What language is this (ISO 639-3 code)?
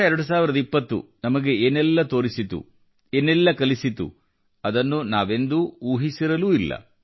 kan